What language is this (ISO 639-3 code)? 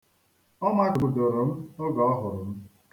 ibo